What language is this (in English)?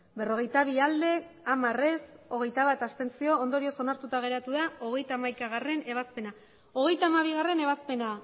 Basque